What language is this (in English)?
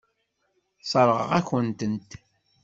Kabyle